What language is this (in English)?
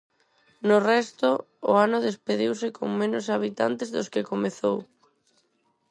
Galician